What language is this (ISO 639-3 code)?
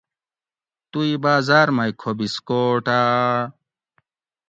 gwc